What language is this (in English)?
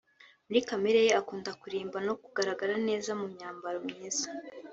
Kinyarwanda